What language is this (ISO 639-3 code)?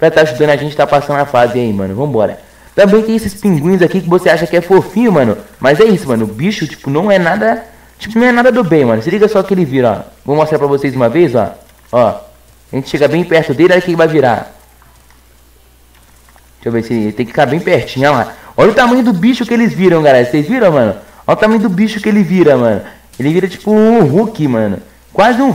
por